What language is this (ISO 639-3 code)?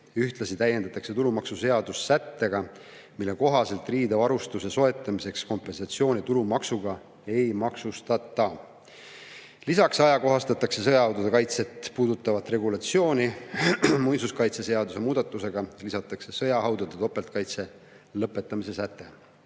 est